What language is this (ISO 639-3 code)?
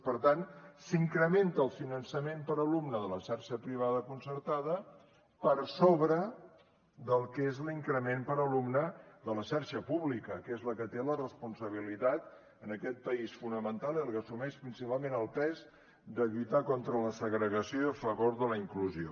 cat